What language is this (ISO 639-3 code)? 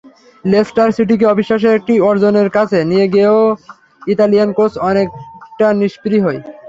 ben